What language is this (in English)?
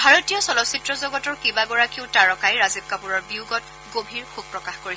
Assamese